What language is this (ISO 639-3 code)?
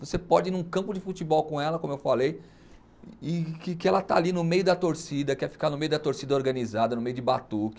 por